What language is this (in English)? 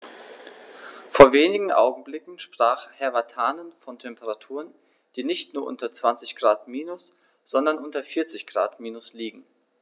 German